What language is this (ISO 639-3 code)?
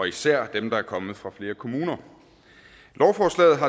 dan